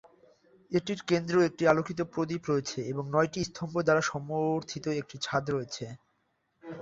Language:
Bangla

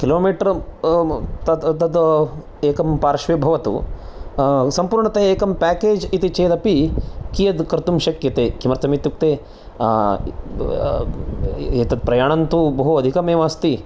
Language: Sanskrit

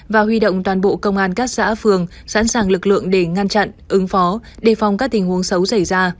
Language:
Vietnamese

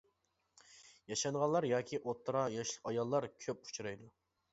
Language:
Uyghur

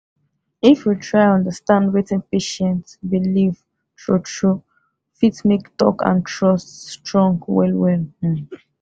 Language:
Nigerian Pidgin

